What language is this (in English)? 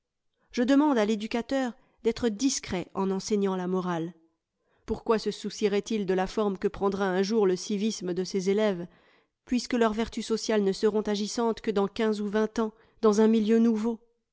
French